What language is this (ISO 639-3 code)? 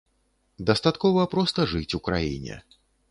bel